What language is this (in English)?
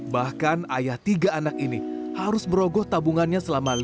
Indonesian